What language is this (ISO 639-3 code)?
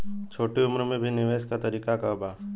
bho